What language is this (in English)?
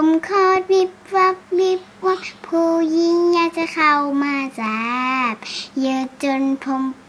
Thai